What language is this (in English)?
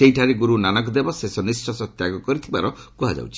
Odia